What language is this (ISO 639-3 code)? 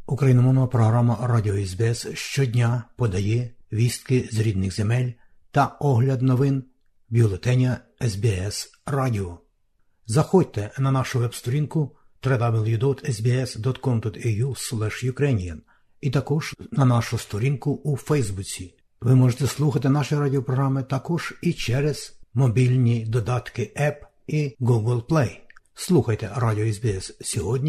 ukr